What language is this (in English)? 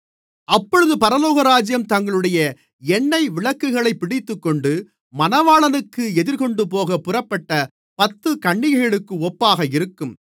Tamil